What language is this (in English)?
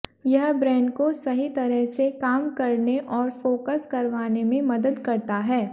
Hindi